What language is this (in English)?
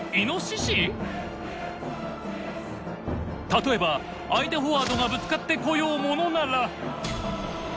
Japanese